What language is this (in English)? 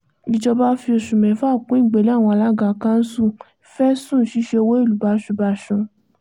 Yoruba